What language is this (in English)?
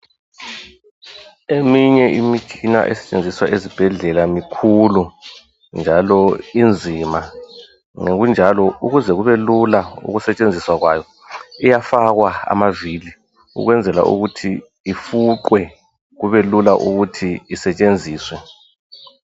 North Ndebele